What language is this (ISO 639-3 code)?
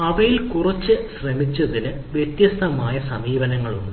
mal